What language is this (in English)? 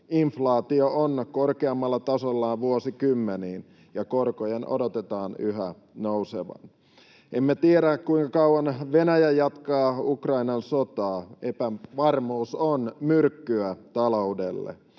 Finnish